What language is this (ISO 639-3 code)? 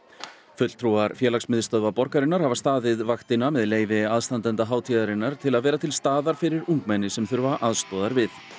isl